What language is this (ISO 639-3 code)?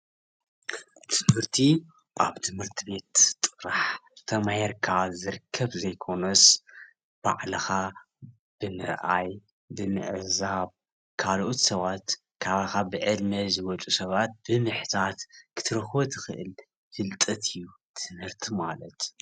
tir